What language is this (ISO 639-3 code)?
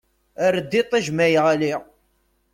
kab